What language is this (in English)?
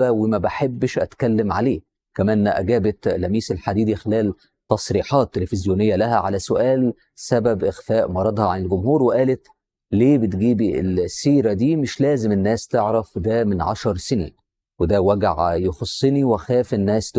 Arabic